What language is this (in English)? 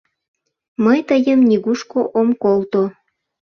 Mari